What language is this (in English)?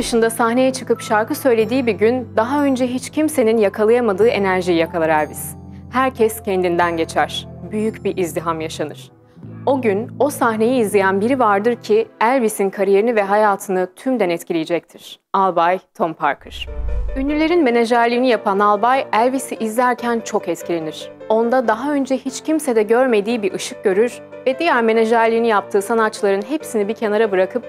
Turkish